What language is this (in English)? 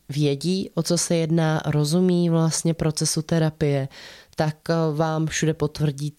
Czech